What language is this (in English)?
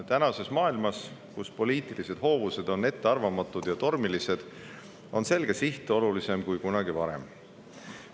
Estonian